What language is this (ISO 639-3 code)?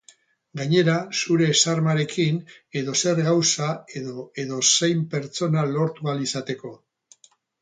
eus